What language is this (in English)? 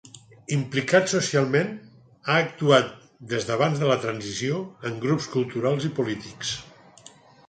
Catalan